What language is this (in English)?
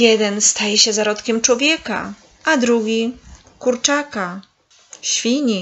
Polish